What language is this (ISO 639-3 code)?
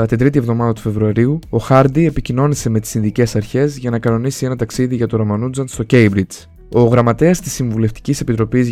ell